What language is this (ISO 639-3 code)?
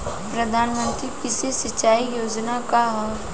bho